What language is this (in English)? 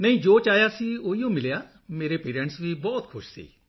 Punjabi